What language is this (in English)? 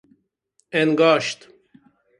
Persian